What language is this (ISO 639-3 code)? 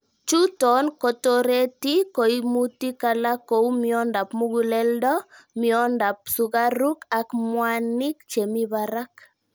kln